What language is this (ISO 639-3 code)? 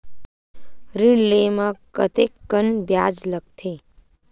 hne